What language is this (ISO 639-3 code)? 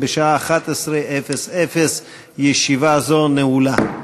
heb